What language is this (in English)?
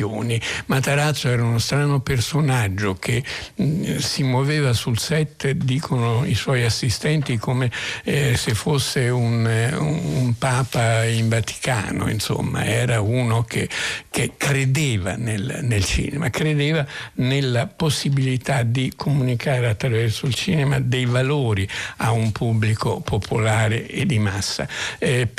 Italian